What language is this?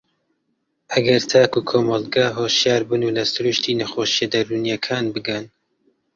Central Kurdish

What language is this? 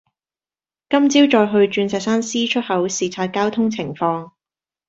Cantonese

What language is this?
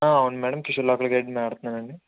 Telugu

